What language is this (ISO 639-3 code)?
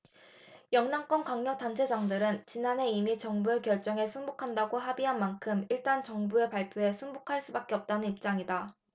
kor